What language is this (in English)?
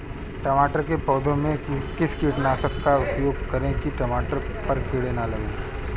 Hindi